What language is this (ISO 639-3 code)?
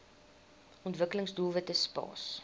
afr